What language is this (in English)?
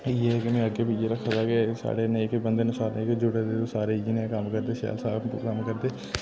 Dogri